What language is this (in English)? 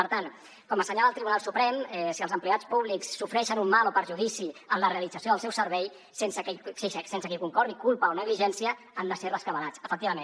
Catalan